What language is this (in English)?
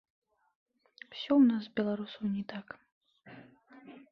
Belarusian